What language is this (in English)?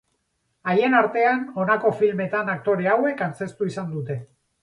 Basque